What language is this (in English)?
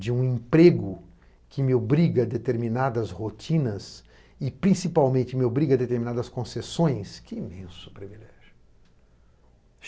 Portuguese